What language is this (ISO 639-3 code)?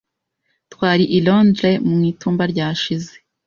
kin